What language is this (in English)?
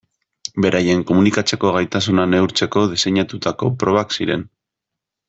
Basque